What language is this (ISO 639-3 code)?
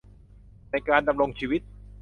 tha